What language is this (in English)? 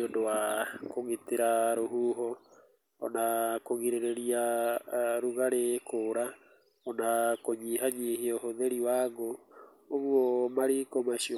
Kikuyu